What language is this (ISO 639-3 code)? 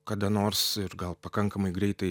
lit